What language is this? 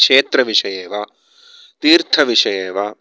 Sanskrit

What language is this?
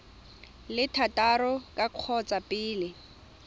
Tswana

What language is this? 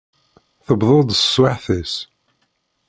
Kabyle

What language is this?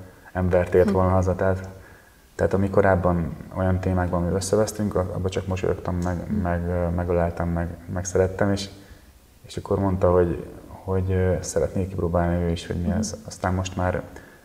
Hungarian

